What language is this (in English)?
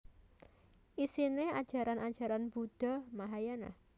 Javanese